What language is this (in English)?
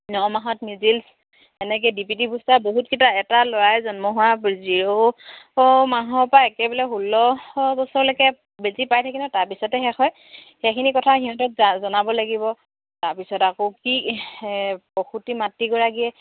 Assamese